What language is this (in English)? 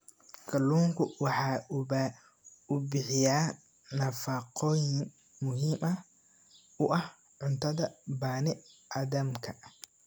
Somali